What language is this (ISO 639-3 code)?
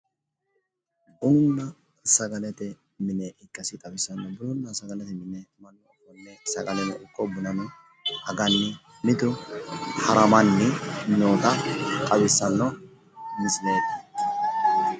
sid